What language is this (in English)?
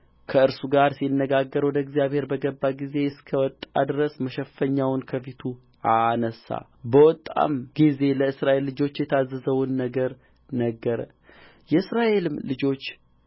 Amharic